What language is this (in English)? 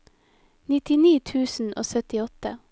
Norwegian